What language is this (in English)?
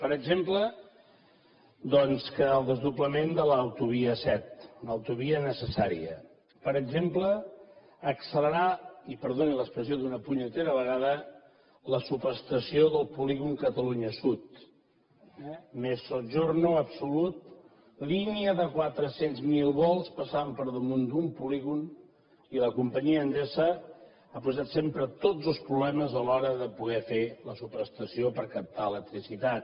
Catalan